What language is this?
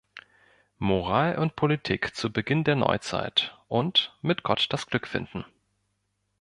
German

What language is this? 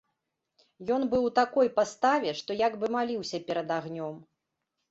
Belarusian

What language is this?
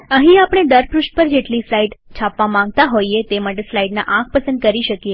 Gujarati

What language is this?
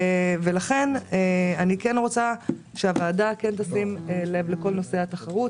Hebrew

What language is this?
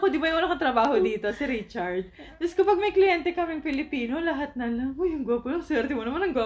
Filipino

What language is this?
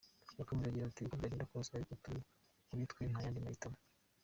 Kinyarwanda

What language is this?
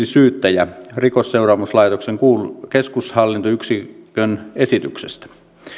Finnish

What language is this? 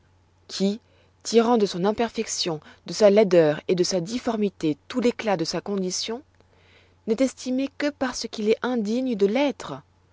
French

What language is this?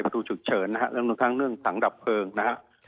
Thai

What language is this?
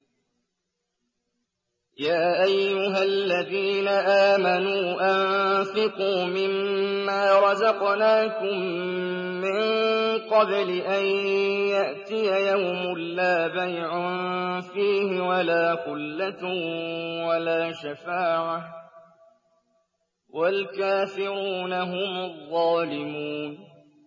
Arabic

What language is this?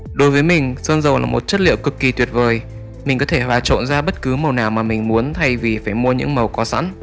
Vietnamese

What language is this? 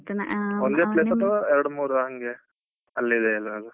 Kannada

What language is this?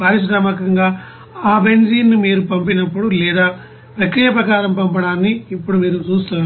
Telugu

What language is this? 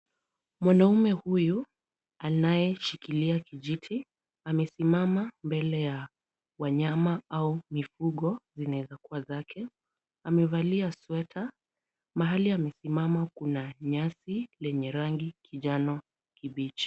Swahili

